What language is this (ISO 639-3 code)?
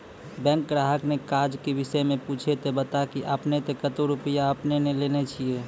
mai